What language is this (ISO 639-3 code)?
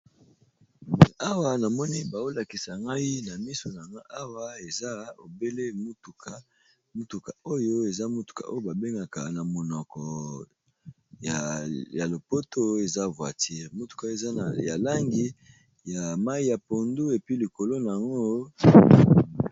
lin